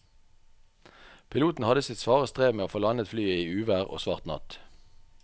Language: Norwegian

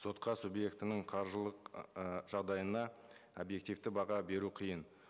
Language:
Kazakh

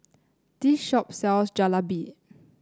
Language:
English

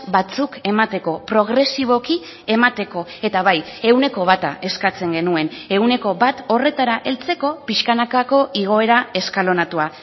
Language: Basque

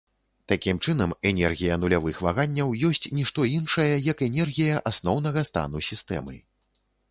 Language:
Belarusian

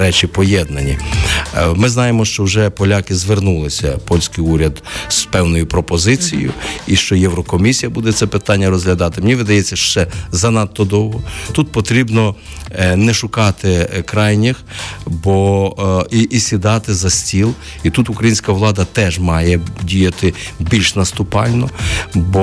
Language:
Ukrainian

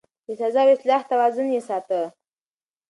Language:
Pashto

